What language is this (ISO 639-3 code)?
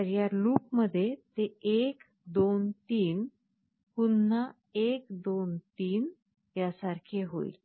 mar